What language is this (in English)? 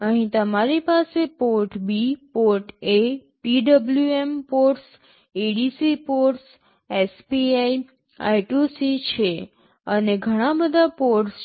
Gujarati